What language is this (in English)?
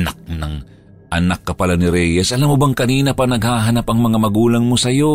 Filipino